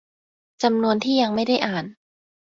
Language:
Thai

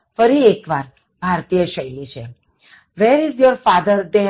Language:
Gujarati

